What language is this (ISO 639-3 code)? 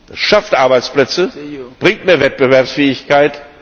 deu